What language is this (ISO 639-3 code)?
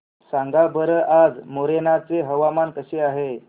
mar